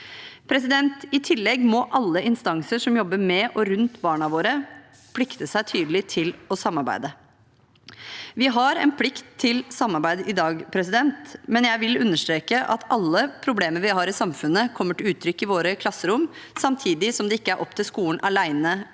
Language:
Norwegian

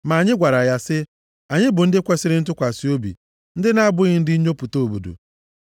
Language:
Igbo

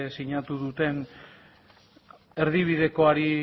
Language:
Basque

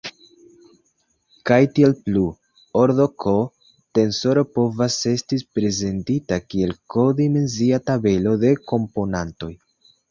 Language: Esperanto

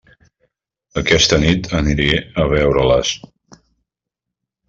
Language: Catalan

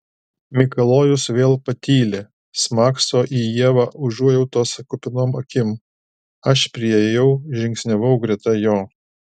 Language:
Lithuanian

